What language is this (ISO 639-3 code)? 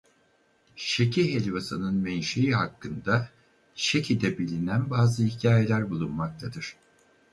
tur